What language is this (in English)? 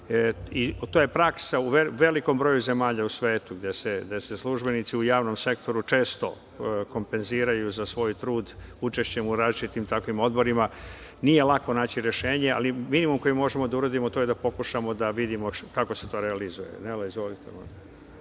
Serbian